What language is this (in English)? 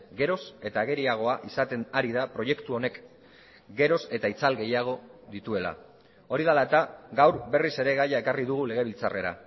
Basque